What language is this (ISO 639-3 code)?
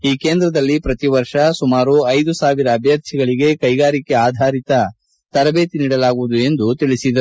kan